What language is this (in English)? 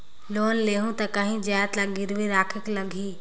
Chhattisgarhi